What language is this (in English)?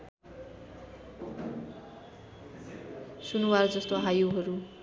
Nepali